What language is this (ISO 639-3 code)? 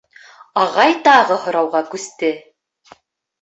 bak